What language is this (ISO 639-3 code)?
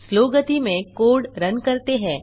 hin